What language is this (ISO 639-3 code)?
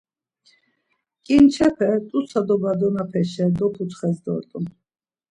lzz